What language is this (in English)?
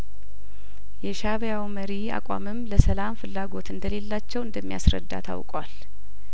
Amharic